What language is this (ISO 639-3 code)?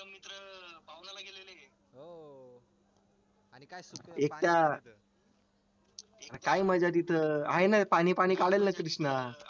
mar